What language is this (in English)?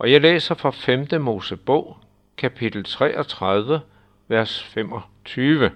Danish